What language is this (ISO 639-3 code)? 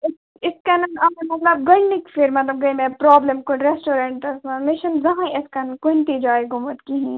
kas